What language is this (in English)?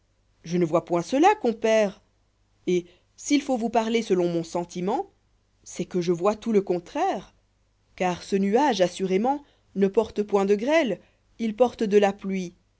French